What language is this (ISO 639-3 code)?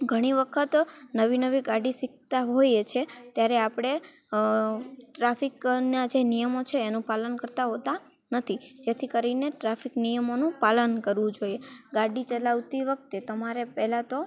guj